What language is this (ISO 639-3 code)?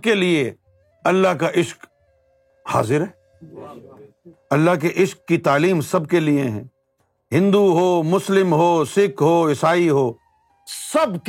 urd